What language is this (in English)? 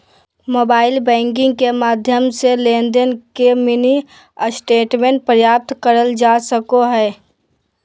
Magahi